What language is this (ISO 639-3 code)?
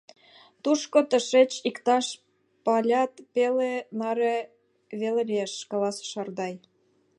chm